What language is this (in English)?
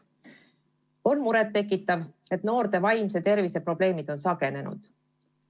Estonian